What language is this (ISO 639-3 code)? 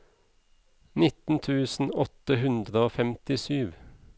nor